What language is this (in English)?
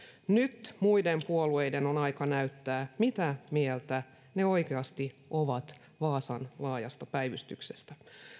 Finnish